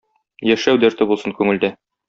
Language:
Tatar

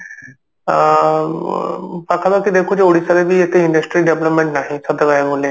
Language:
Odia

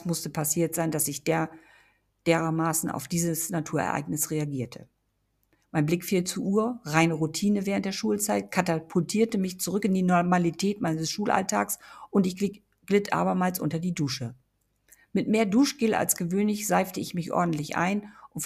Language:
German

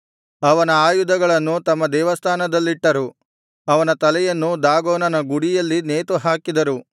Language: Kannada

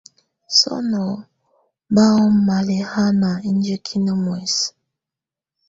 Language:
Tunen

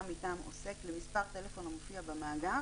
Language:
Hebrew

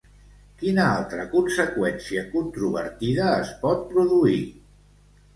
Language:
Catalan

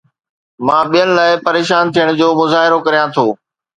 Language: Sindhi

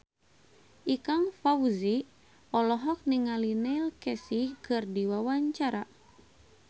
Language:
Sundanese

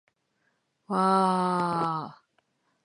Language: Japanese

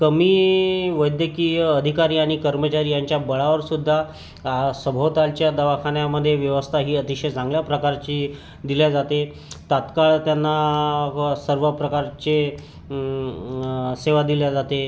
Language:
Marathi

